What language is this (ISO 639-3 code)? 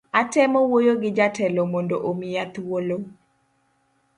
luo